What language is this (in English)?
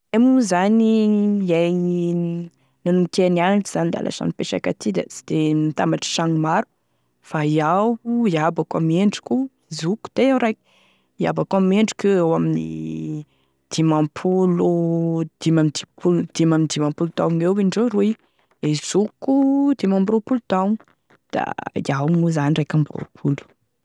Tesaka Malagasy